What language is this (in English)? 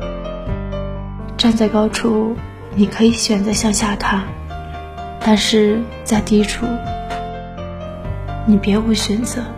Chinese